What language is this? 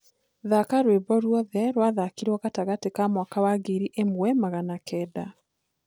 Kikuyu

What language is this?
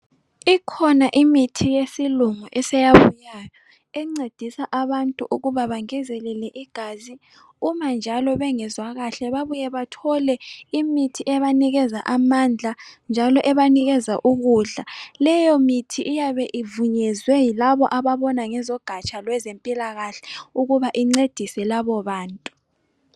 North Ndebele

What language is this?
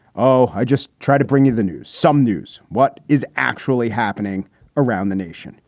English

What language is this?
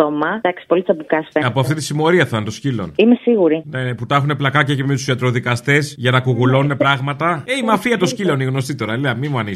Greek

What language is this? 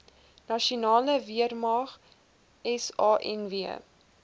Afrikaans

